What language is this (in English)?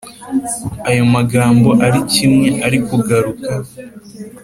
Kinyarwanda